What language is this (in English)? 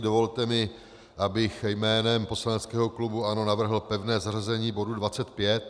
Czech